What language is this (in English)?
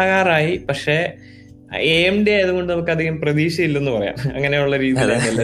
Malayalam